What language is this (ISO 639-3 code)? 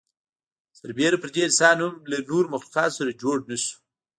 pus